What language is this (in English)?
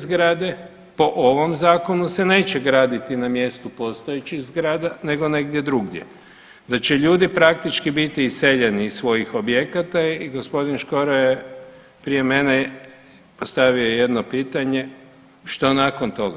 Croatian